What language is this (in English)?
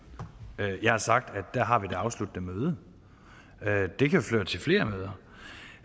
Danish